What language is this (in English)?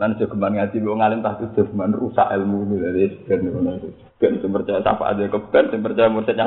Malay